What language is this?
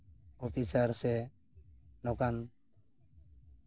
Santali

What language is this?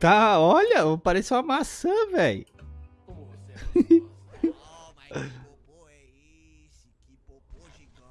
Portuguese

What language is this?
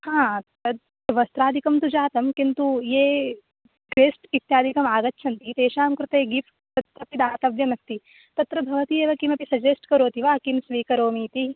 Sanskrit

